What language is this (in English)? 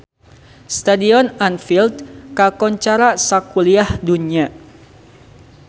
Sundanese